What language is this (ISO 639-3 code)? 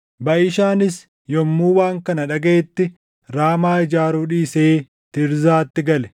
orm